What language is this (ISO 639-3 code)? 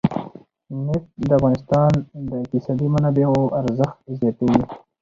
pus